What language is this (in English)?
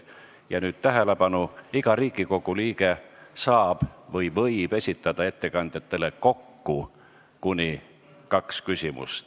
Estonian